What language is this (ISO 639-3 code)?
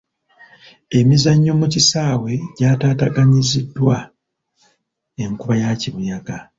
lug